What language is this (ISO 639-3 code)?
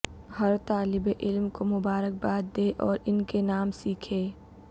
urd